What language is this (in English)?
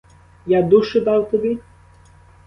Ukrainian